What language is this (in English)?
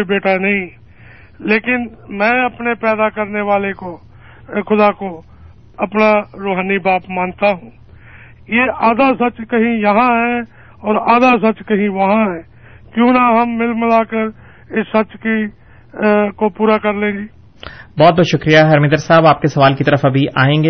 Urdu